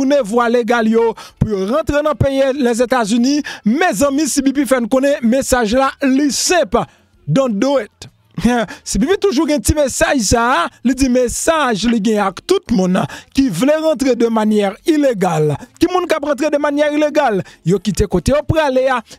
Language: French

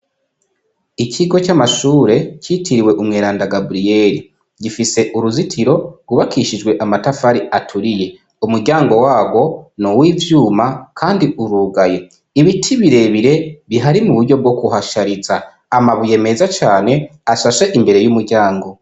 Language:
Rundi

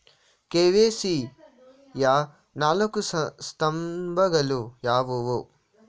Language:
Kannada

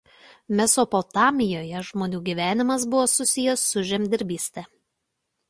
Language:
Lithuanian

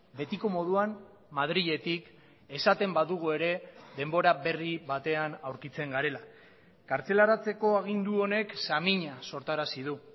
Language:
Basque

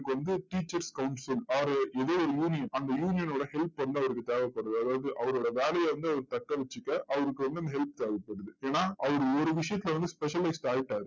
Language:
Tamil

